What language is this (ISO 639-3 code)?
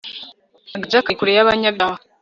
kin